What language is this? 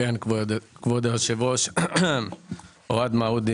Hebrew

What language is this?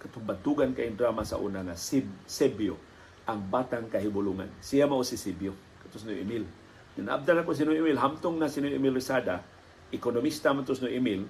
Filipino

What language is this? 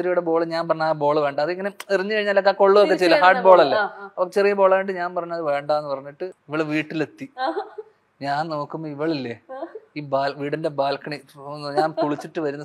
Dutch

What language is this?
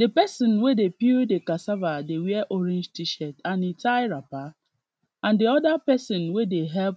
Nigerian Pidgin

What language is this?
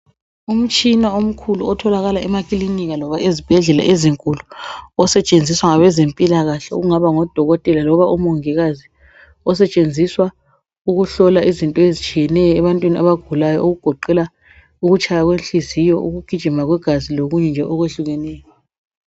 North Ndebele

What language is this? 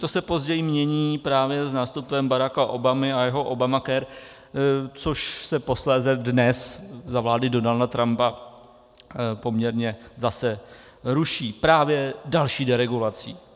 Czech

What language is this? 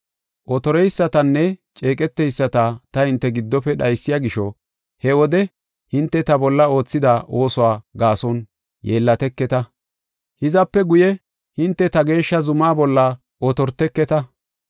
Gofa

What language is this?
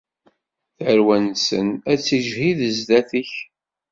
Kabyle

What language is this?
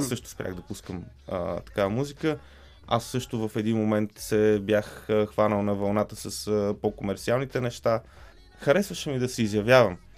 Bulgarian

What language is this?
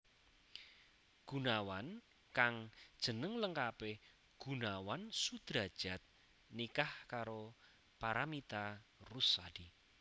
Javanese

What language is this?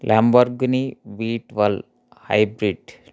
Telugu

